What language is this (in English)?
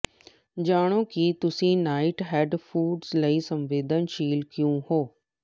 Punjabi